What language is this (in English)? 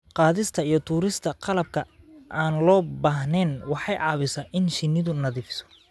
Somali